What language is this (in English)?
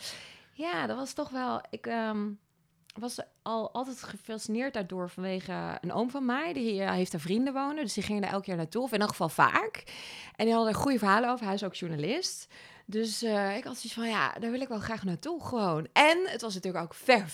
Dutch